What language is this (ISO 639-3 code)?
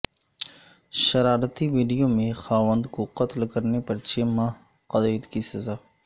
urd